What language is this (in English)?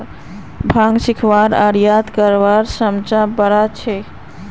Magahi